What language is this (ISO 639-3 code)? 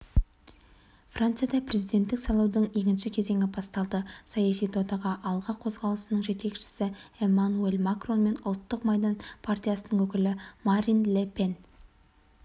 kaz